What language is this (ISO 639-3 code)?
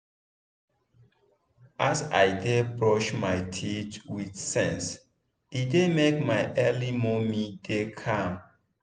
pcm